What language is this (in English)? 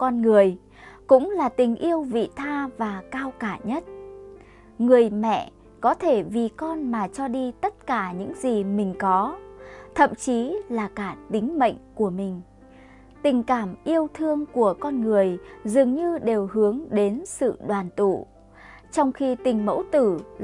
Vietnamese